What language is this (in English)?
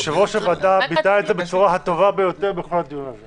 Hebrew